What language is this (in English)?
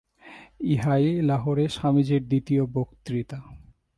Bangla